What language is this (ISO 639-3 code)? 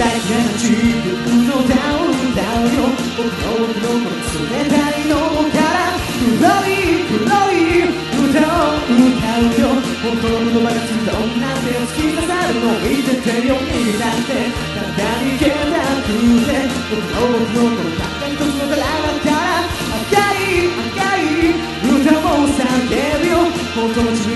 spa